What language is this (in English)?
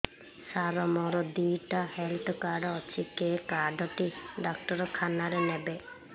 Odia